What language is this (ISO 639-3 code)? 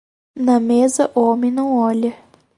por